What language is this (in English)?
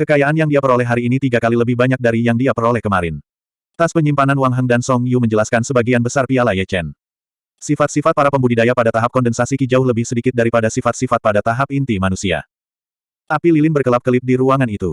Indonesian